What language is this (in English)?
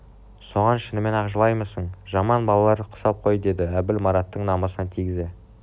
Kazakh